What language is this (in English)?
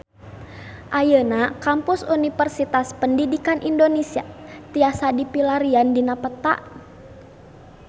Sundanese